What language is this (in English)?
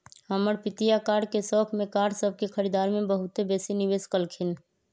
Magahi